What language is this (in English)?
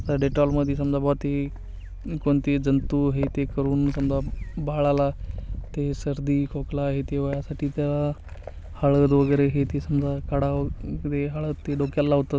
Marathi